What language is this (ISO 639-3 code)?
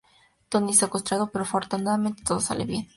spa